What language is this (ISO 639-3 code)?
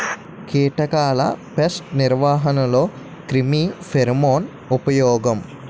tel